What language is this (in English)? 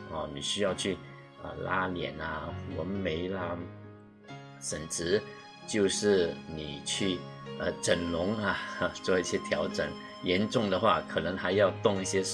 Chinese